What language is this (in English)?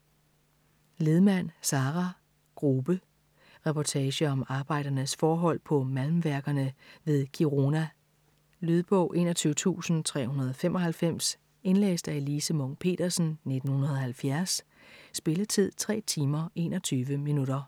Danish